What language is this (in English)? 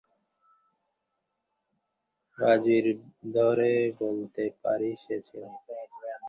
Bangla